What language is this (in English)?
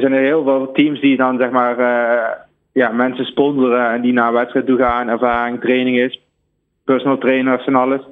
Dutch